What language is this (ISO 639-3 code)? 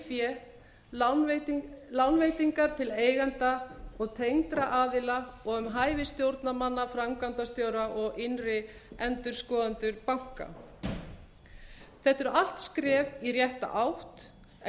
isl